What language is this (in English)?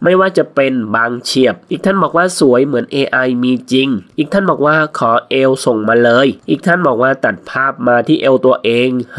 Thai